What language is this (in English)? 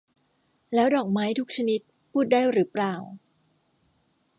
Thai